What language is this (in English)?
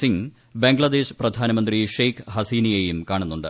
Malayalam